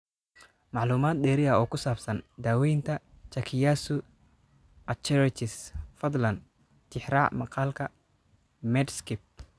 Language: Somali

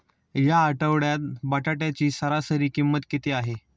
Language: Marathi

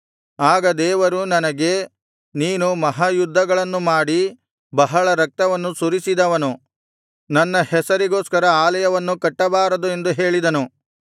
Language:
Kannada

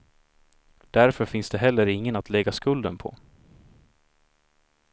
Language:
Swedish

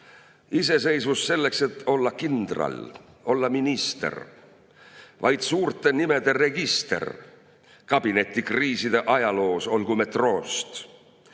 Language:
Estonian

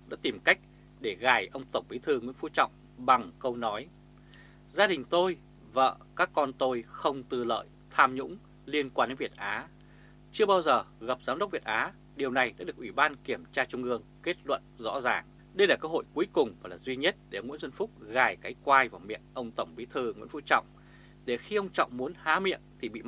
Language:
Vietnamese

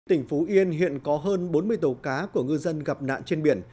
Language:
Vietnamese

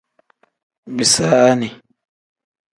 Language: Tem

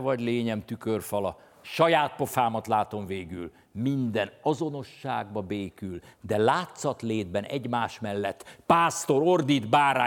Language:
Hungarian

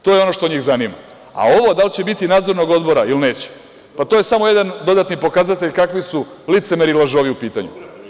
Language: Serbian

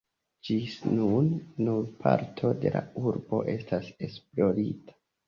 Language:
Esperanto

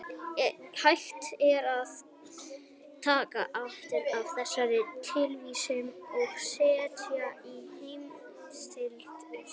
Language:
Icelandic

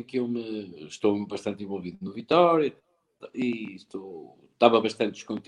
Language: Portuguese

